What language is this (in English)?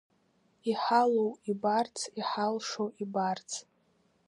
Abkhazian